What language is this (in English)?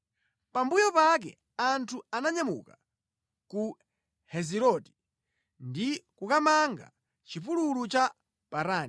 Nyanja